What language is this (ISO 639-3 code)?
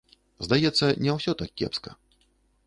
bel